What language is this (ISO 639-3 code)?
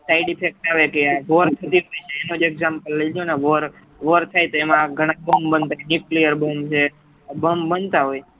guj